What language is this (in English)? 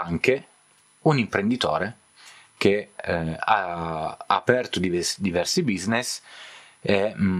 Italian